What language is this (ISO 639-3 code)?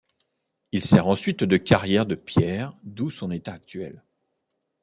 fra